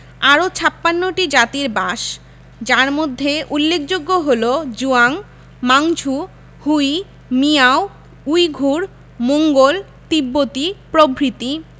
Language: Bangla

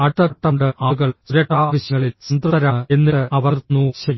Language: Malayalam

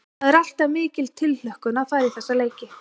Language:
Icelandic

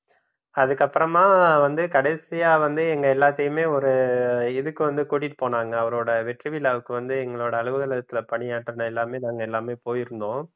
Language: Tamil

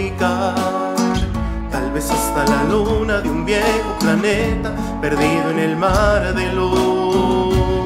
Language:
Spanish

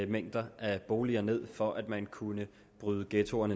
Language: Danish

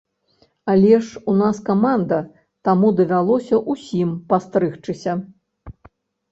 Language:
Belarusian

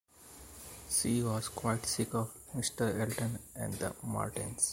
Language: English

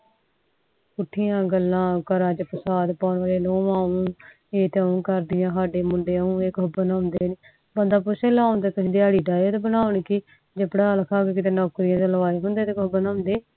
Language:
Punjabi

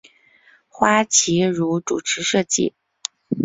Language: Chinese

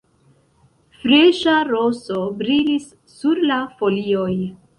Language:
Esperanto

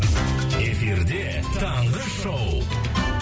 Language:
Kazakh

